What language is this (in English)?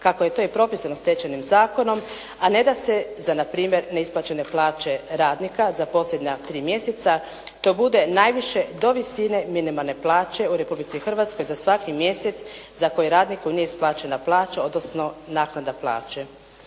Croatian